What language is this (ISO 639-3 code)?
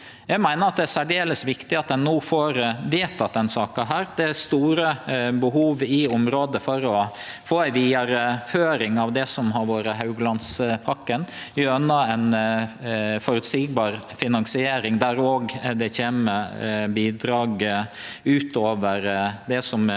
nor